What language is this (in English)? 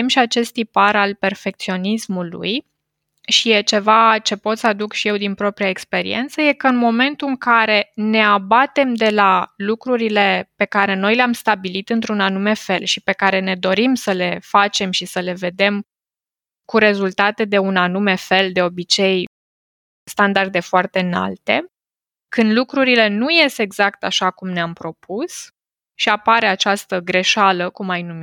Romanian